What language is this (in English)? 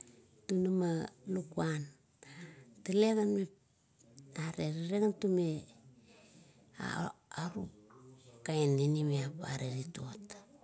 Kuot